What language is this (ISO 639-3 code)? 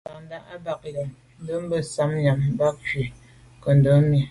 byv